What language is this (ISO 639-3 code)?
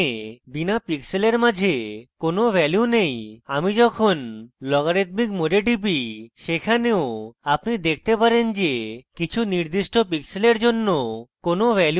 ben